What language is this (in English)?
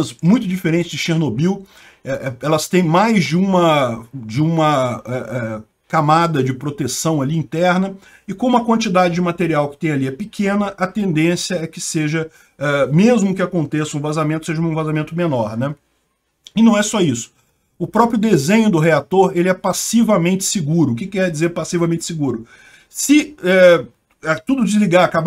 Portuguese